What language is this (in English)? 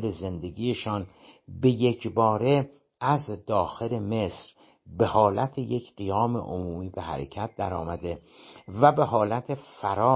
Persian